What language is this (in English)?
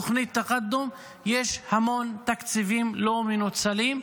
Hebrew